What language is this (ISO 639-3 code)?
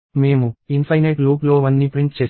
tel